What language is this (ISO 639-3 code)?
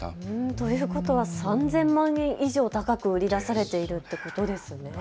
jpn